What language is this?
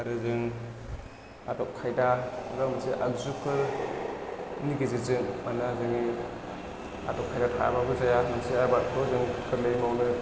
Bodo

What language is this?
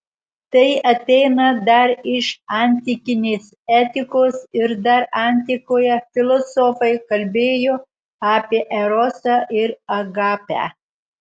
Lithuanian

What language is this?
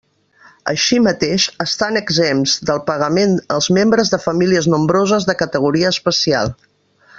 Catalan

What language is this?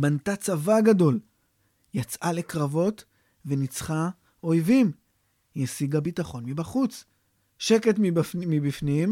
Hebrew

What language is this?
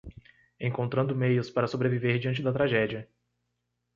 Portuguese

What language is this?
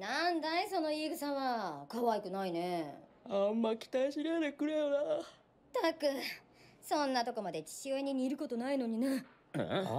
Japanese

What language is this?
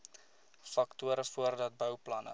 Afrikaans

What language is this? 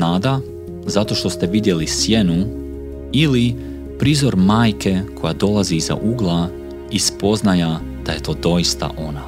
Croatian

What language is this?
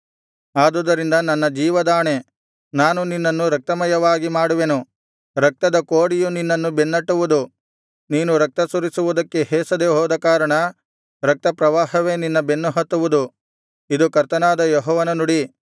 Kannada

